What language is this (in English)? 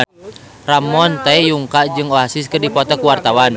Sundanese